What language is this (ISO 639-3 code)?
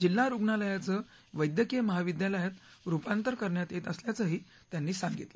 mar